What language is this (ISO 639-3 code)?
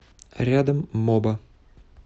rus